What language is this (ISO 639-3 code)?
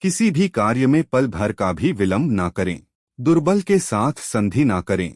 hin